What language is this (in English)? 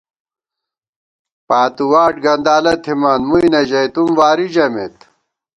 Gawar-Bati